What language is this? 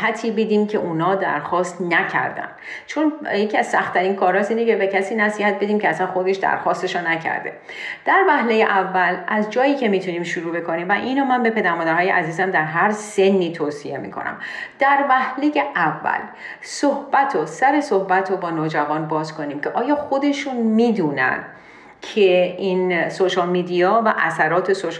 Persian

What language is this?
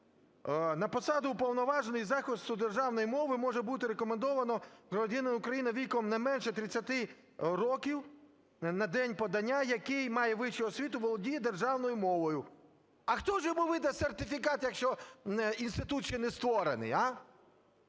Ukrainian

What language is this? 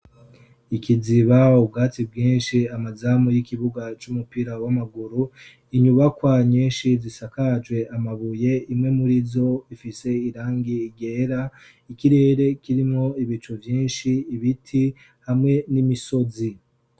Rundi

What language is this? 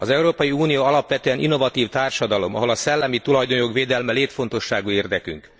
Hungarian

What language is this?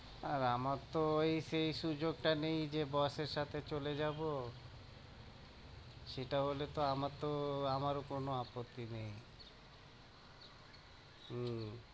Bangla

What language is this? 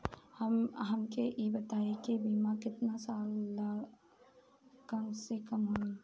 Bhojpuri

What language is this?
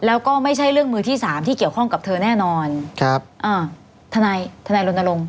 Thai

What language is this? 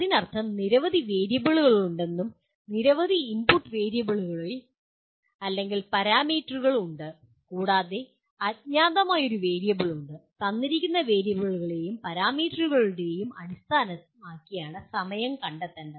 Malayalam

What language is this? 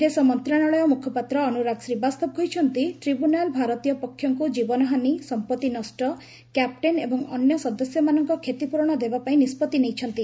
Odia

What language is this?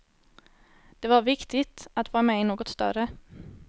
Swedish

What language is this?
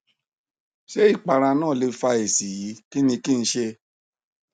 Yoruba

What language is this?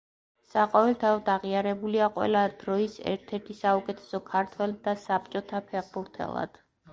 Georgian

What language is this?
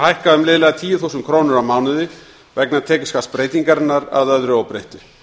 Icelandic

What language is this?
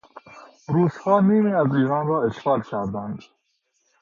Persian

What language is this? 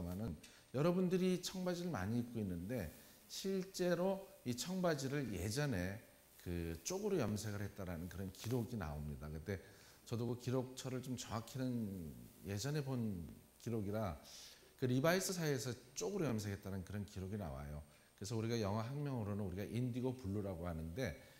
Korean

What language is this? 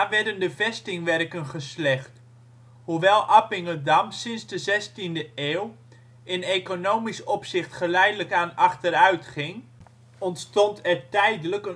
Dutch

